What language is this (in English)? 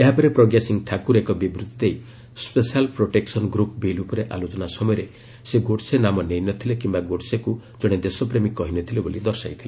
Odia